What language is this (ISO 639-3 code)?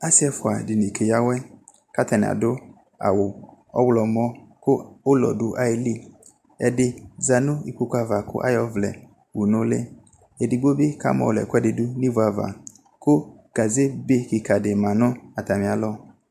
kpo